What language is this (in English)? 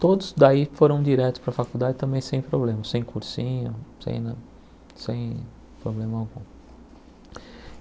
Portuguese